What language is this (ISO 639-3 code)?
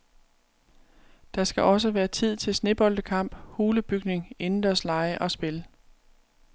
dan